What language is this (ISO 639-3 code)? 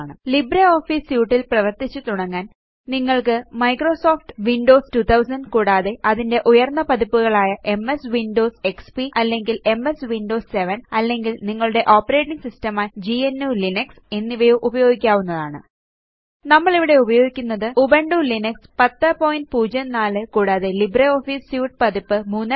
mal